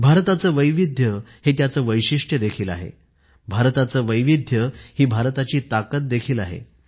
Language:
Marathi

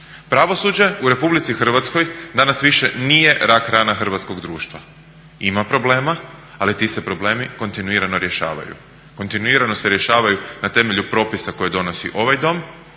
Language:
Croatian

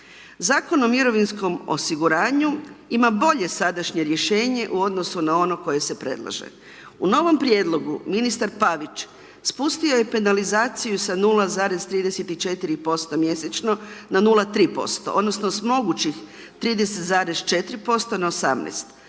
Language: Croatian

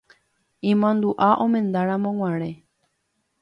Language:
Guarani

